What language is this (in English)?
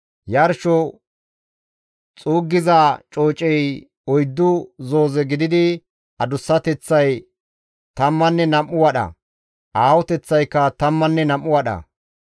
Gamo